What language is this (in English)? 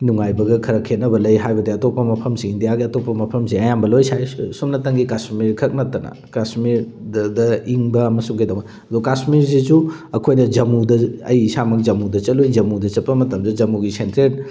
Manipuri